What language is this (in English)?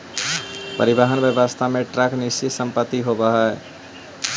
Magahi